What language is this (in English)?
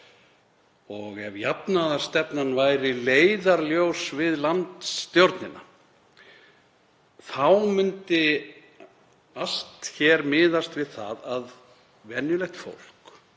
Icelandic